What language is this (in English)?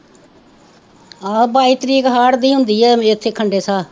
Punjabi